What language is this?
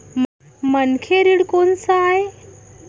Chhattisgarhi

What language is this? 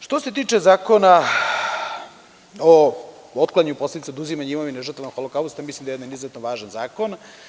Serbian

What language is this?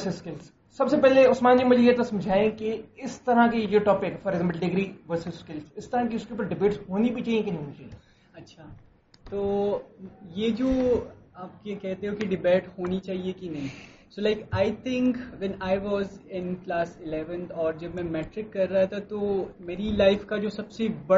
Urdu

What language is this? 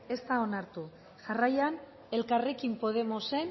Basque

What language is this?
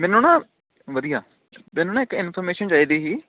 Punjabi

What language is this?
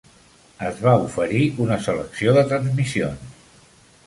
Catalan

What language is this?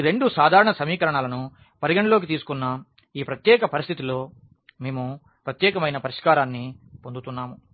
Telugu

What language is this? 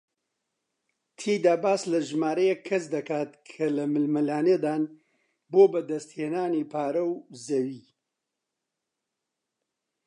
Central Kurdish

